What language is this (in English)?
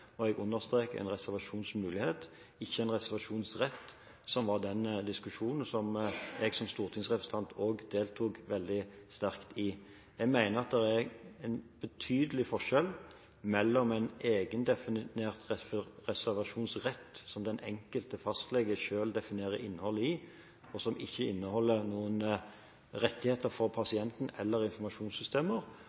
Norwegian Bokmål